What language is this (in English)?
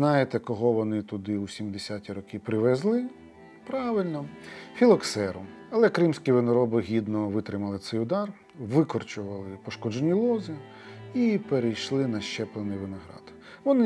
Ukrainian